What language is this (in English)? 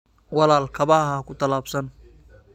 Somali